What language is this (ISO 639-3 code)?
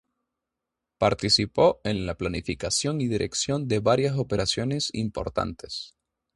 spa